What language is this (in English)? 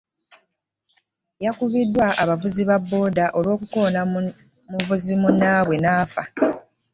Ganda